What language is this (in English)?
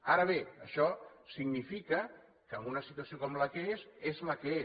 Catalan